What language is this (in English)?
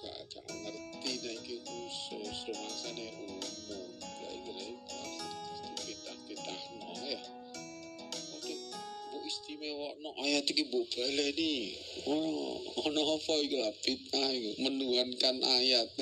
Indonesian